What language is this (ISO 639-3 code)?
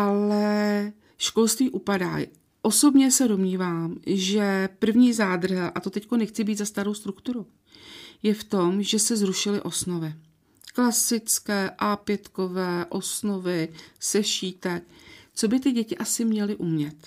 ces